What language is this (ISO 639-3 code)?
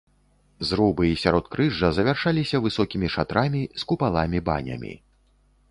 bel